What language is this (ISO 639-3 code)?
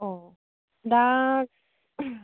brx